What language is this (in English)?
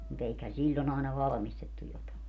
Finnish